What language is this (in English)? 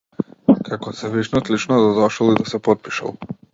Macedonian